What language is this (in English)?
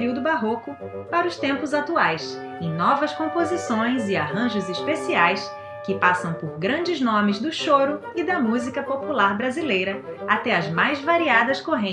Portuguese